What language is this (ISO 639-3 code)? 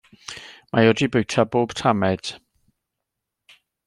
cym